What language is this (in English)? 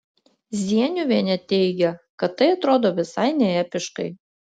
Lithuanian